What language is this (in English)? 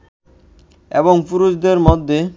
Bangla